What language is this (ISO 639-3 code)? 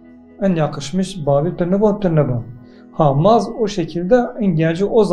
tur